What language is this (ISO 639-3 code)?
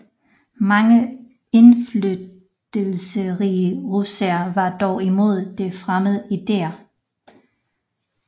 dan